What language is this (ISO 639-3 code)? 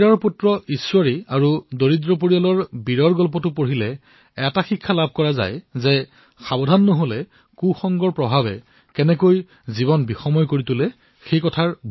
asm